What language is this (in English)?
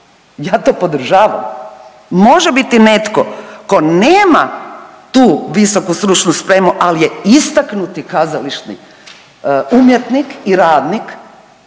Croatian